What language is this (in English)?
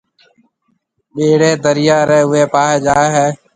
Marwari (Pakistan)